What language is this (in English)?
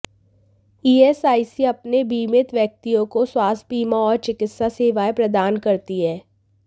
Hindi